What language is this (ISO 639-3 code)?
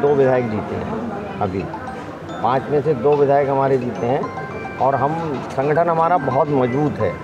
hin